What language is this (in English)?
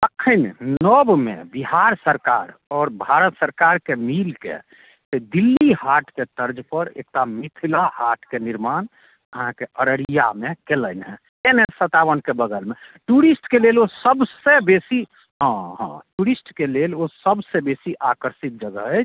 Maithili